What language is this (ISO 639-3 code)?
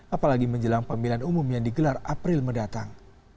ind